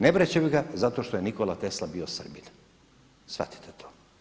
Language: Croatian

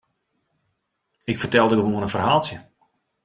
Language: Western Frisian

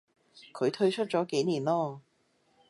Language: Cantonese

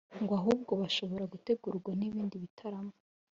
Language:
Kinyarwanda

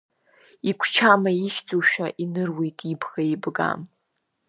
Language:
Abkhazian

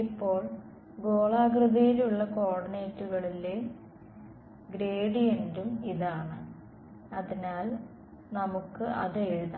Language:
Malayalam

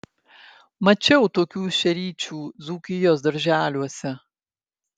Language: Lithuanian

